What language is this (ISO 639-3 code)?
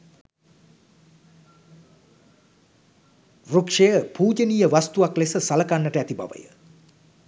sin